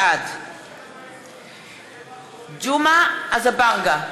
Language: Hebrew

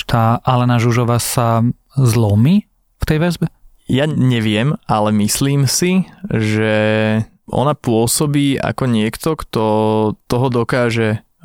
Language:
Slovak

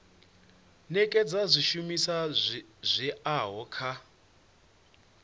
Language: Venda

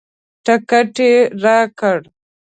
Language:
Pashto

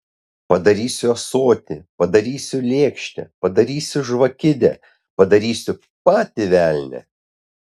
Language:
Lithuanian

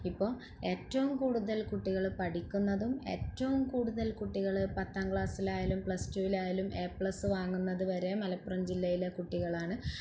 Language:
Malayalam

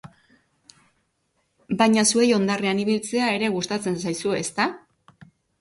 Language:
Basque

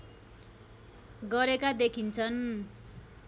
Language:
Nepali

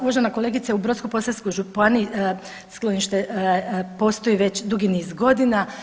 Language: Croatian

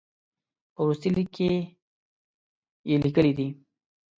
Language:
Pashto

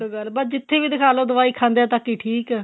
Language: Punjabi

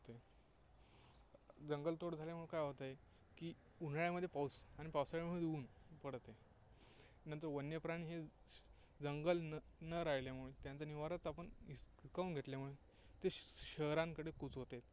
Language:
Marathi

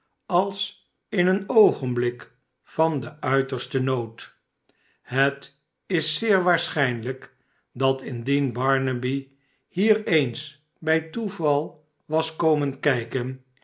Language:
Dutch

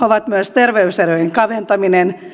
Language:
Finnish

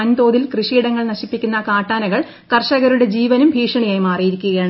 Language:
Malayalam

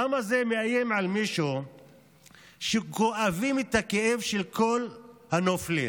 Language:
Hebrew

